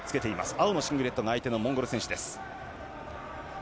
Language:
Japanese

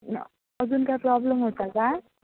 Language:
Marathi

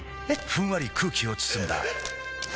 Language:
Japanese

